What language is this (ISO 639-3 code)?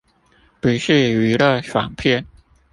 zho